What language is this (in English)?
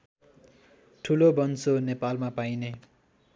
Nepali